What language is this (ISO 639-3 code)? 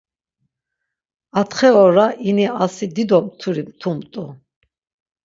lzz